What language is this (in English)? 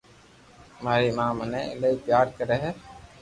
Loarki